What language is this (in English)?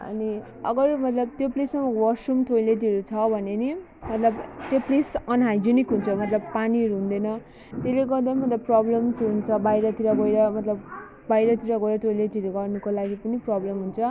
Nepali